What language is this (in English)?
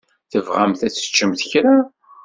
Kabyle